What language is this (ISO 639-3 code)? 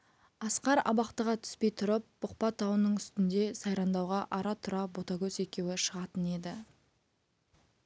kaz